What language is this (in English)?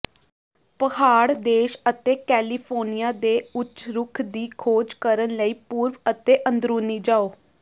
Punjabi